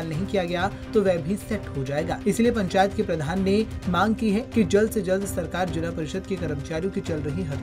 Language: Hindi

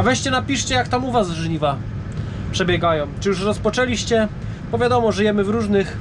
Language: Polish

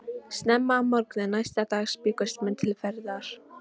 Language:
Icelandic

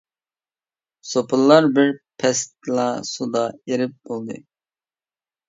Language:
Uyghur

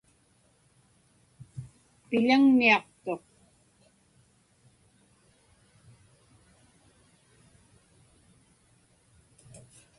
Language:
Inupiaq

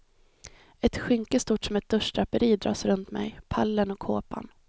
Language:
Swedish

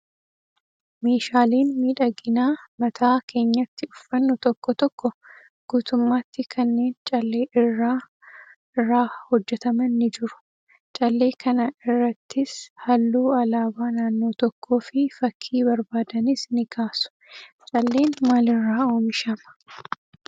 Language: Oromo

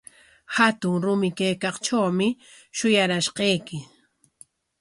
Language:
Corongo Ancash Quechua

